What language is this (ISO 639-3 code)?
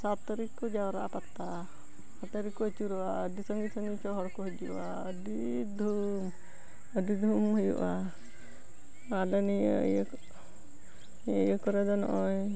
sat